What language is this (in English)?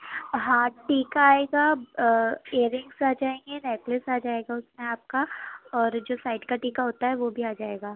Urdu